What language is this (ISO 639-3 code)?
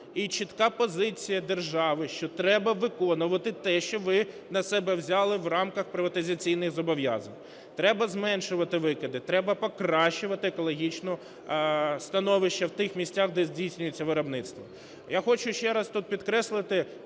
ukr